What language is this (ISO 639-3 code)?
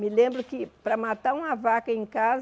por